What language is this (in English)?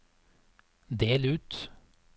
Norwegian